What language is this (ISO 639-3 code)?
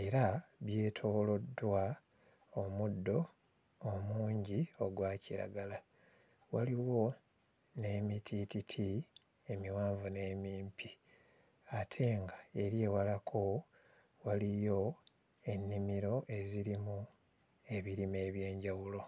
lug